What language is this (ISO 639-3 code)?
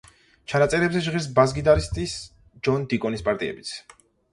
kat